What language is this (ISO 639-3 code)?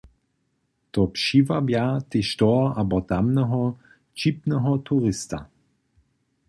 hsb